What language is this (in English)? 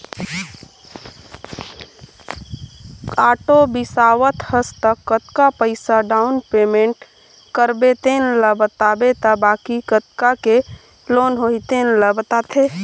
Chhattisgarhi